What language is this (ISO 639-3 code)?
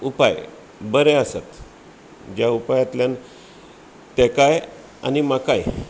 kok